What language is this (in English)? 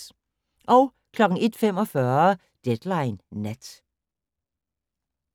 Danish